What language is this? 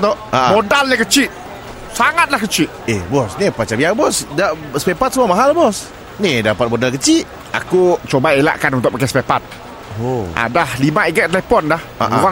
Malay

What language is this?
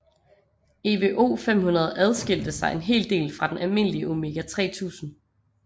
Danish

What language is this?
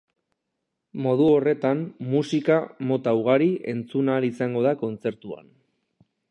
Basque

